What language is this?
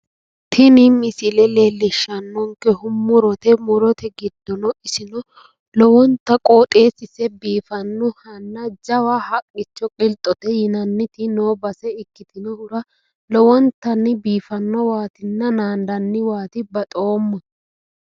Sidamo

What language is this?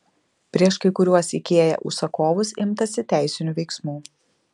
Lithuanian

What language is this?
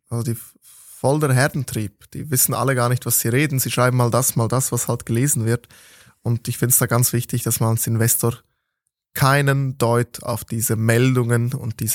German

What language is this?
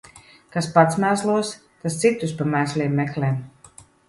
Latvian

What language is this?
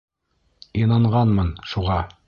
Bashkir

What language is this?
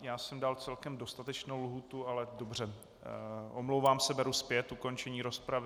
Czech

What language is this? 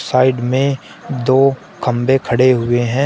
Hindi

